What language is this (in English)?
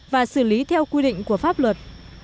Vietnamese